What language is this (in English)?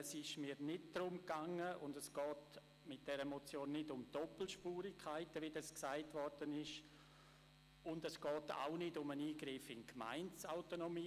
Swiss German